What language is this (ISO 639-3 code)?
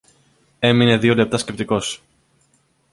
ell